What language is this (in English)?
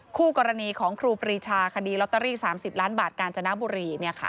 Thai